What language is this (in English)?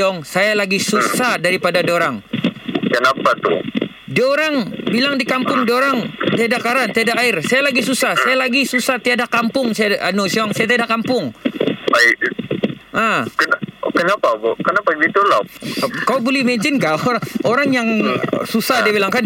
Malay